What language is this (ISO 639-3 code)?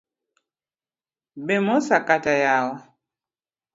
luo